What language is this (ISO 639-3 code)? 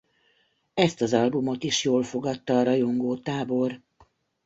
hun